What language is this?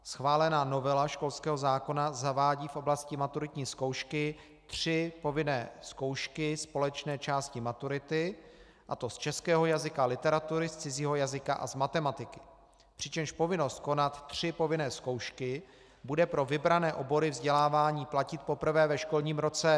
Czech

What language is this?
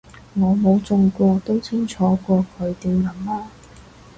Cantonese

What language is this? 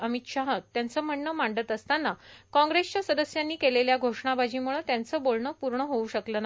Marathi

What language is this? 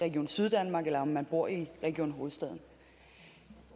Danish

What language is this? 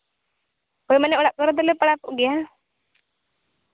Santali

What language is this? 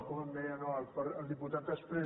Catalan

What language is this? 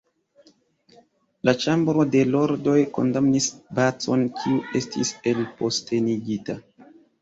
Esperanto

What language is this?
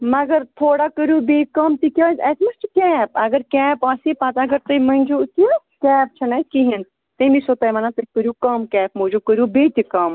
Kashmiri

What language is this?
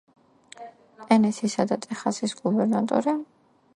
Georgian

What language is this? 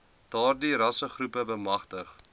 Afrikaans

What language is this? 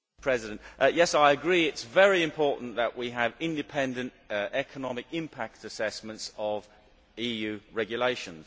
English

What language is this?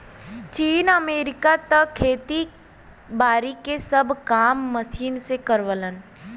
Bhojpuri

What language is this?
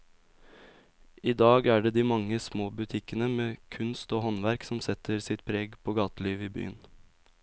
Norwegian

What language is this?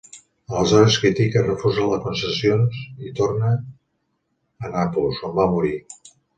Catalan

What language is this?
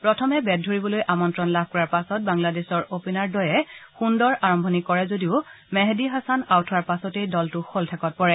Assamese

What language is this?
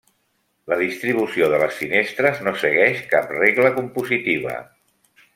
Catalan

